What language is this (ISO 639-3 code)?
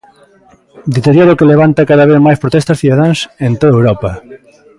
glg